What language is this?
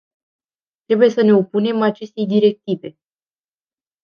Romanian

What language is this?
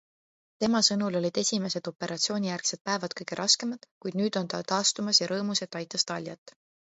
Estonian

